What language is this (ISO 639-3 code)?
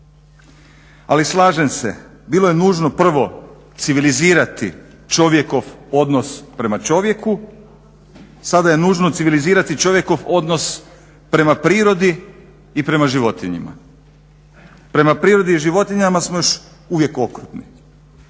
hrv